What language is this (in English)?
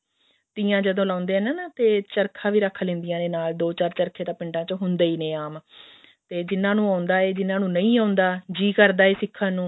Punjabi